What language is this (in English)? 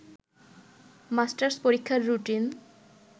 Bangla